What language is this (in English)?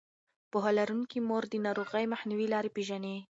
Pashto